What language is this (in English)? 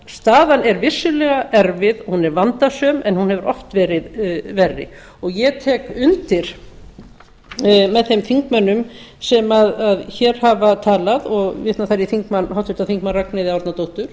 Icelandic